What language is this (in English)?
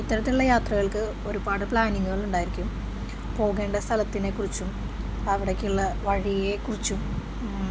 Malayalam